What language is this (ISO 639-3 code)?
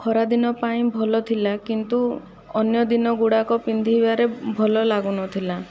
ori